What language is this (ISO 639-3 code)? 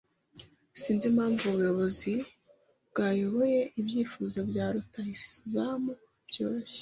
kin